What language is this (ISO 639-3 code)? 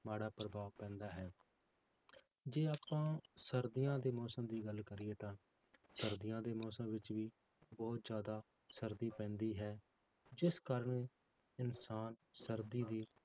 pan